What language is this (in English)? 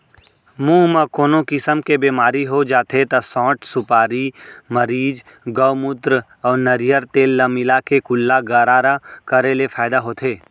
Chhattisgarhi